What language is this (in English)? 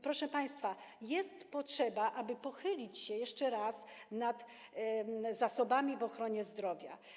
Polish